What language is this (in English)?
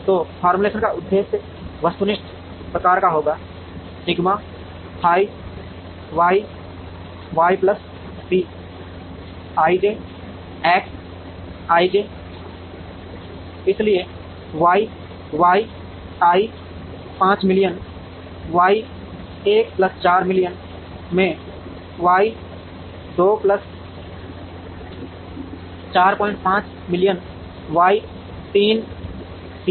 Hindi